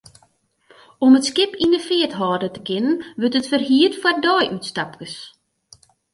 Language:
Western Frisian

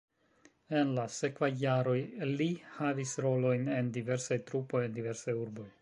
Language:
Esperanto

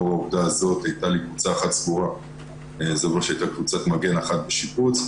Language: Hebrew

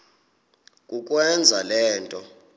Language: Xhosa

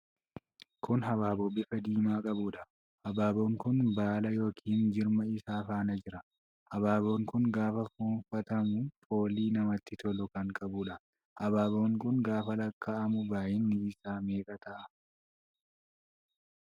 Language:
Oromo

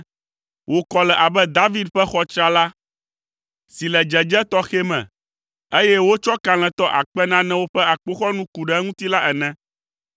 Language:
Ewe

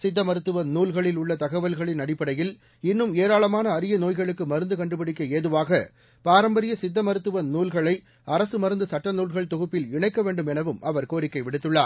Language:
Tamil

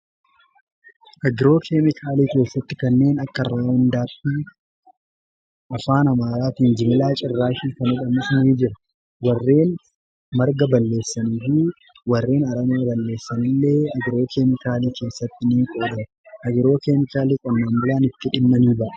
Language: Oromo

